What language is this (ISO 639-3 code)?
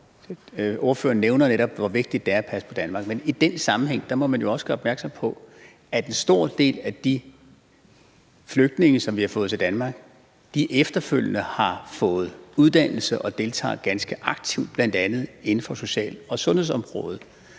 dan